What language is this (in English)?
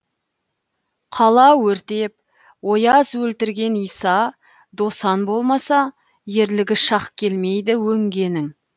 Kazakh